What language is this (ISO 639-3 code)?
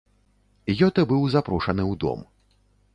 bel